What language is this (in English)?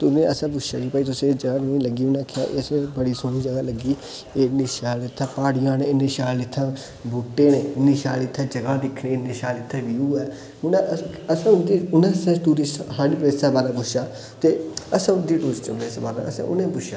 Dogri